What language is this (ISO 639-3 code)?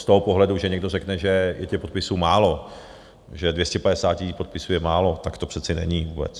ces